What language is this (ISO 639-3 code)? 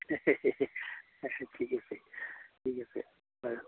asm